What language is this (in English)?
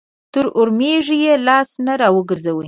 Pashto